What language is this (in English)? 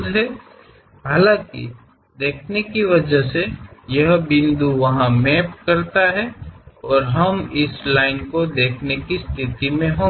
Kannada